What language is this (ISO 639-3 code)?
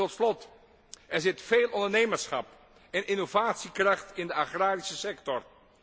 nld